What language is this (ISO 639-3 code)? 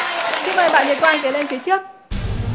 vie